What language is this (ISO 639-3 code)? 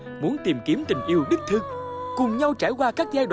vie